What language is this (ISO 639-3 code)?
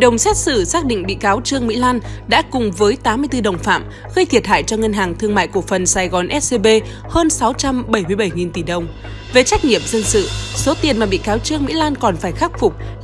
vie